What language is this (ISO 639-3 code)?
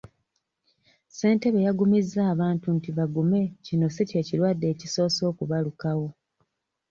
lug